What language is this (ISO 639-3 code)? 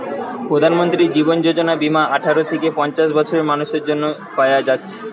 ben